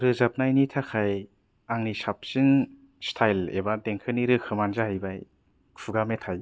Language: Bodo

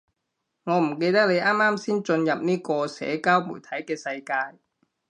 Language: Cantonese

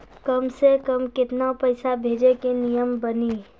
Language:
Maithili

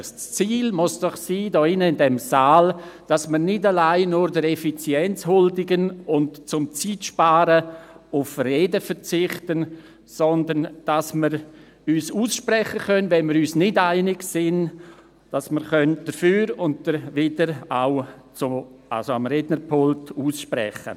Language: Swiss German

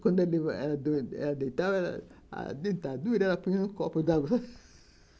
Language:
Portuguese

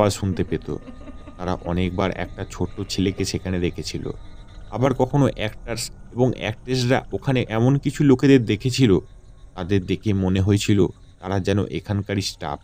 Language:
Bangla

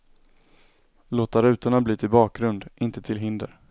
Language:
Swedish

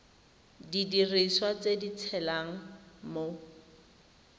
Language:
Tswana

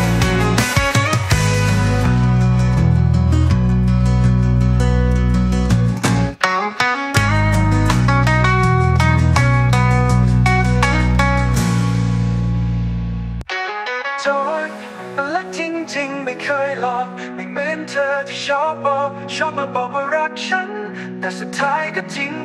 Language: Thai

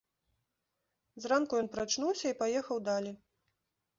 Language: Belarusian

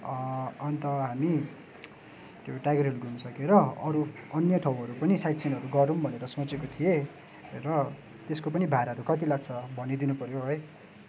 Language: Nepali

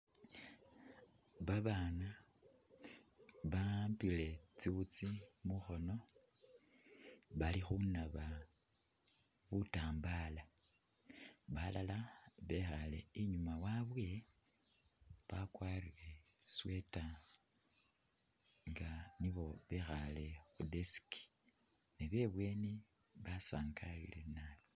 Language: Masaaba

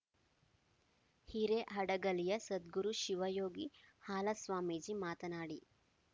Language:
Kannada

